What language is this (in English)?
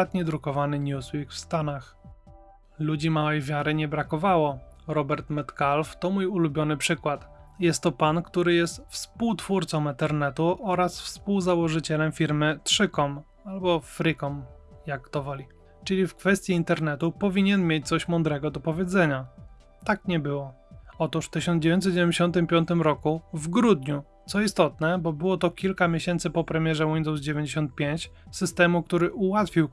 Polish